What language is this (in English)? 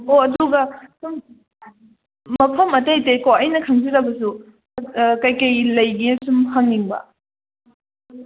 Manipuri